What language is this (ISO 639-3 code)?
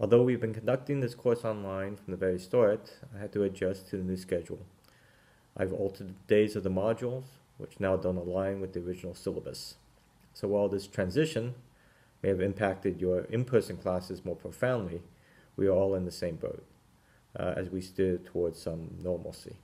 eng